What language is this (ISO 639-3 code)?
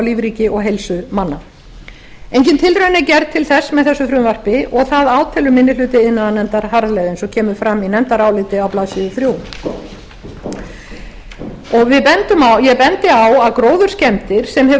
isl